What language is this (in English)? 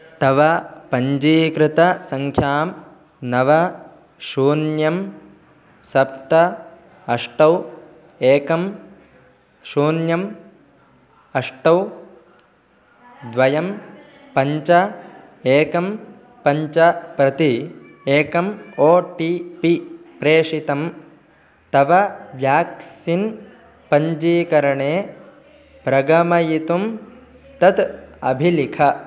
Sanskrit